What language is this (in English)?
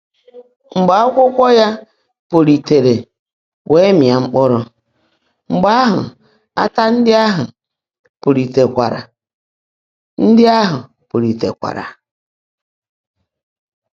Igbo